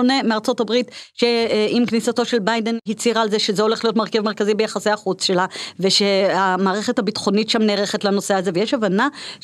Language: Hebrew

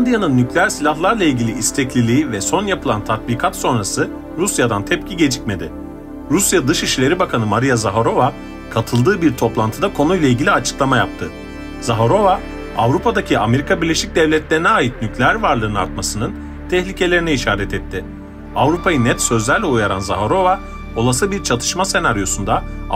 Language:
Turkish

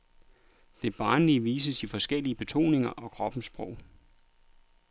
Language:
Danish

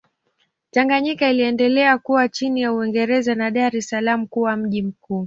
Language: Swahili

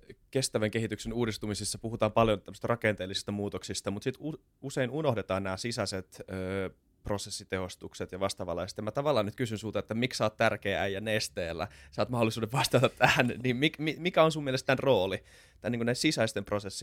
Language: Finnish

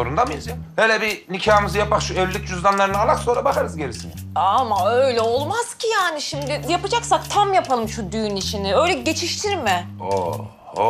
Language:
Turkish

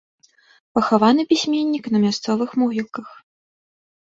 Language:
Belarusian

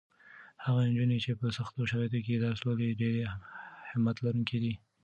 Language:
Pashto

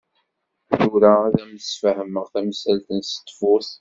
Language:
Kabyle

